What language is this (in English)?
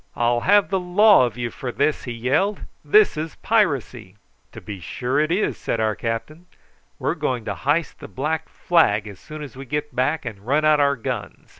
English